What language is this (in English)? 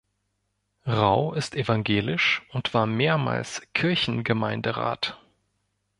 German